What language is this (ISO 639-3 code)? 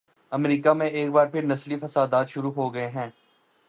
urd